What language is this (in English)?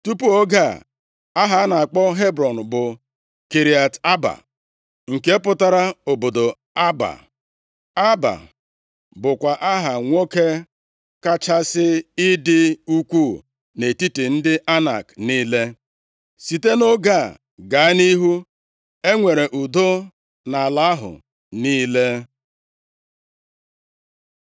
Igbo